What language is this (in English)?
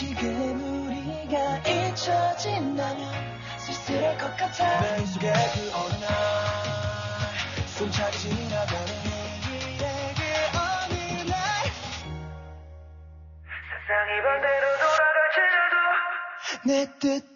Korean